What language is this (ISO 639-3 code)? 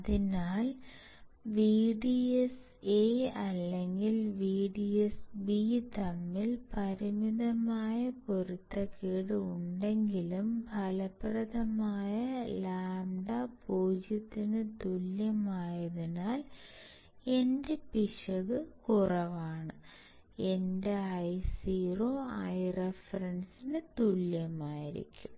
mal